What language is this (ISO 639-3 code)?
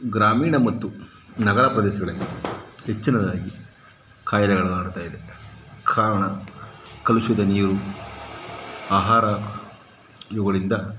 kan